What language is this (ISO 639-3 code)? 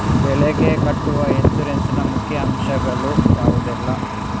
kan